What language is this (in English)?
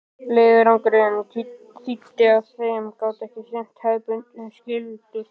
Icelandic